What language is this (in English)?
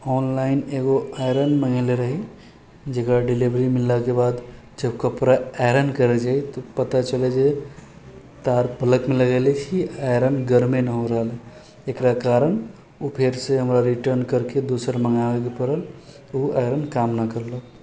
Maithili